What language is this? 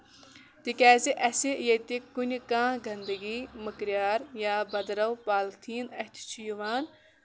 Kashmiri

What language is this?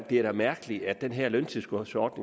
Danish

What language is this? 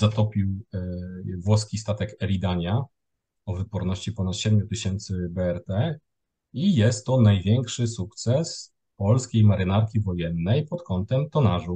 Polish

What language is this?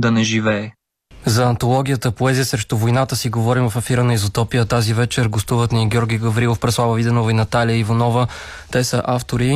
Bulgarian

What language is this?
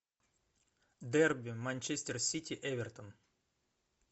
Russian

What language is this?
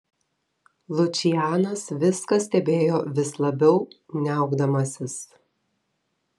Lithuanian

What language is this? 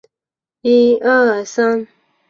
Chinese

